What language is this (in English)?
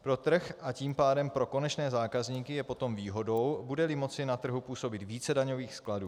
Czech